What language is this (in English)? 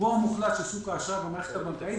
Hebrew